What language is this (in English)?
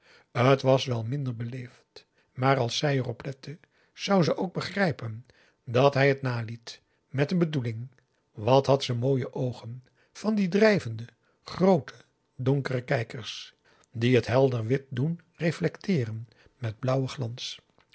Dutch